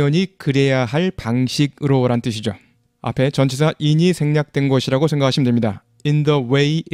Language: Korean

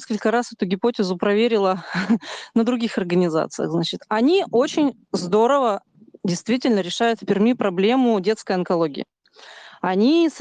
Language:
Russian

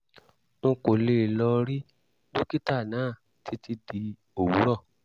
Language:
Yoruba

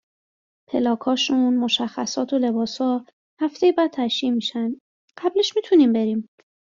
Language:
Persian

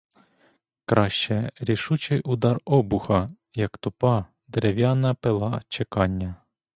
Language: Ukrainian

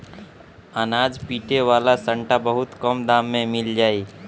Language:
Bhojpuri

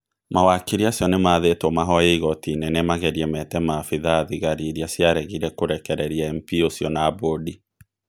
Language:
Kikuyu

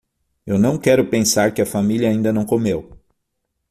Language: Portuguese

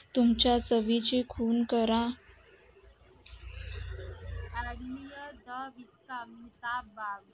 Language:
Marathi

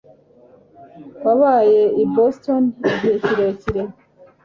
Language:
Kinyarwanda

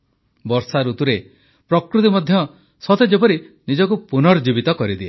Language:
Odia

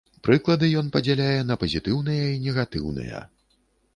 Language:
Belarusian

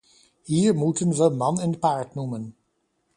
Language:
Dutch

